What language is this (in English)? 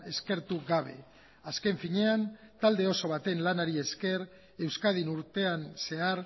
Basque